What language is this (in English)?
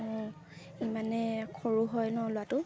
Assamese